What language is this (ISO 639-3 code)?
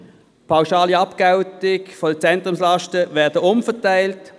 gsw